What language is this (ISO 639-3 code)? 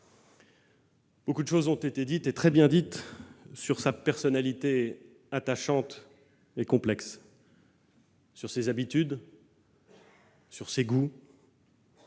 fra